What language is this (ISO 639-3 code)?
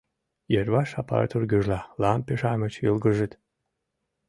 chm